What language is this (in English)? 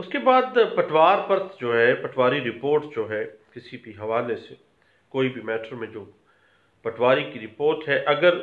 Hindi